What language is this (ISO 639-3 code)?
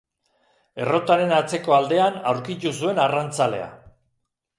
eus